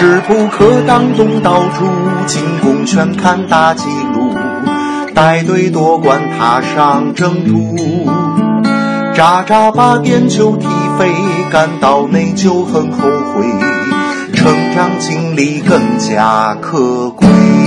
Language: Chinese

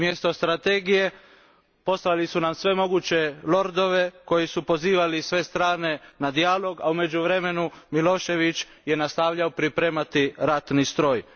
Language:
Croatian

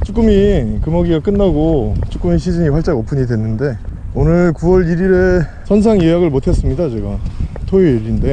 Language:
Korean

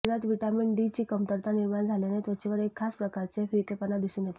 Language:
Marathi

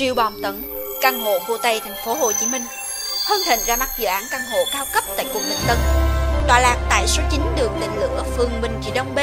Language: Vietnamese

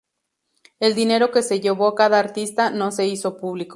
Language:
Spanish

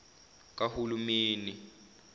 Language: Zulu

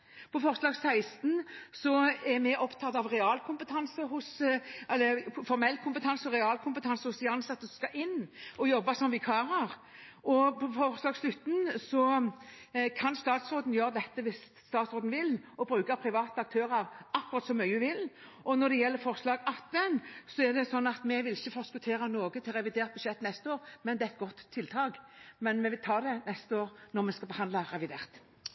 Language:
Norwegian Bokmål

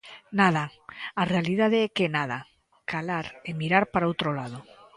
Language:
Galician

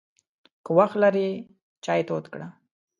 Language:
Pashto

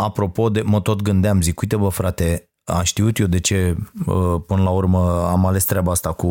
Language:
Romanian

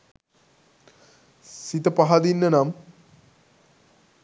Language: Sinhala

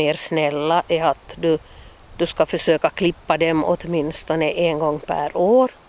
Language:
Swedish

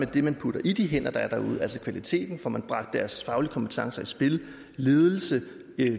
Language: Danish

